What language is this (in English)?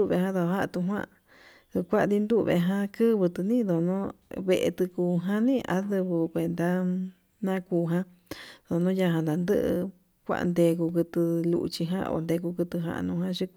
Yutanduchi Mixtec